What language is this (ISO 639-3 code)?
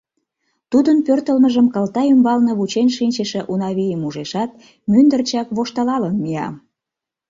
chm